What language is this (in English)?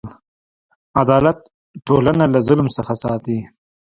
Pashto